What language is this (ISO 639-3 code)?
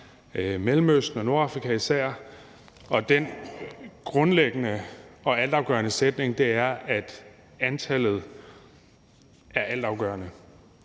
dan